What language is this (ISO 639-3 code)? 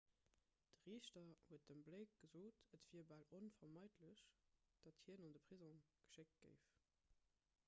ltz